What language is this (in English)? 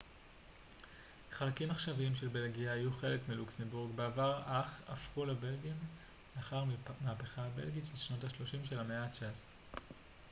Hebrew